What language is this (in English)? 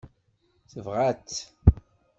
Kabyle